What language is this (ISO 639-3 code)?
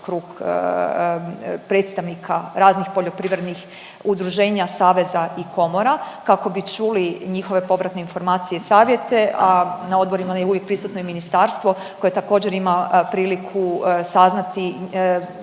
hrv